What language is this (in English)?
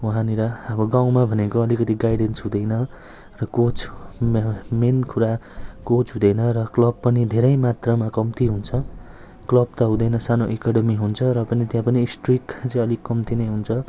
Nepali